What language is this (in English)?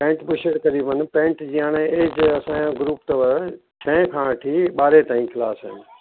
Sindhi